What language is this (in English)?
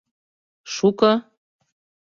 Mari